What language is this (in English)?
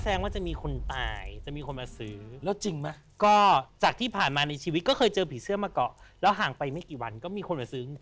Thai